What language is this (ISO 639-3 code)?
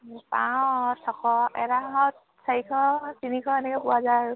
asm